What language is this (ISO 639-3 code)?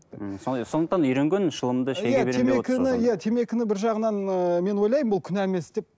kaz